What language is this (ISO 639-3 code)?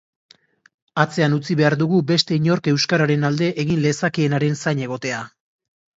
eus